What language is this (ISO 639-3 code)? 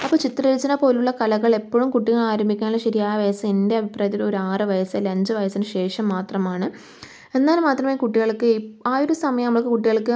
mal